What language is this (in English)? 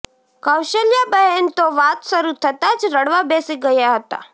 Gujarati